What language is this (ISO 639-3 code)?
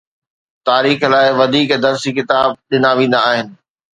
snd